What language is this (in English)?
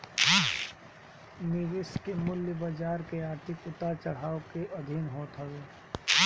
Bhojpuri